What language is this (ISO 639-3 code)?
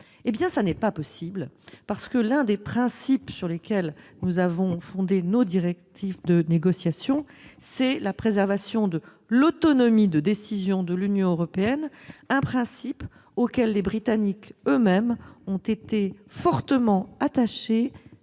fra